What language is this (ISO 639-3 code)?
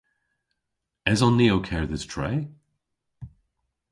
cor